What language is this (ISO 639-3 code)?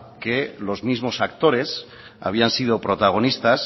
spa